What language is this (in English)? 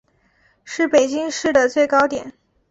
Chinese